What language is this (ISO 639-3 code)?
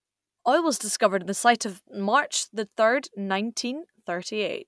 eng